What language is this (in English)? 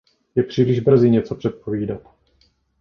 Czech